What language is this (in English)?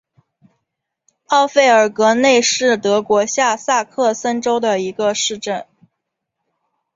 Chinese